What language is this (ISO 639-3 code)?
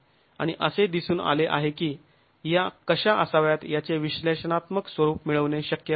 mar